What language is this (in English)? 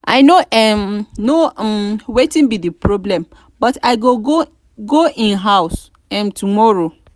Nigerian Pidgin